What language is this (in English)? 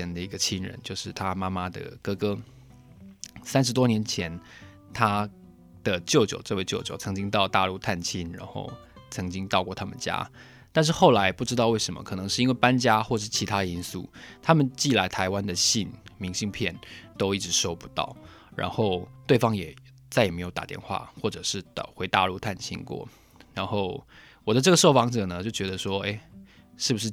Chinese